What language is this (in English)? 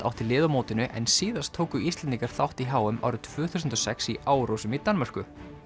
Icelandic